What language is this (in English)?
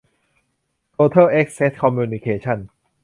Thai